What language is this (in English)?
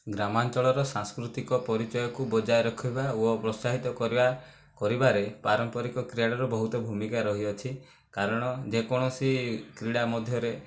Odia